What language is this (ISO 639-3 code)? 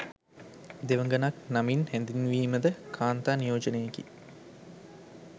sin